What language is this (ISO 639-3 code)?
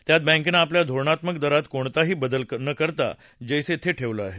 mar